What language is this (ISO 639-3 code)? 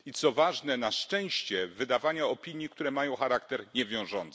pol